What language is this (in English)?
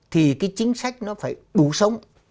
Vietnamese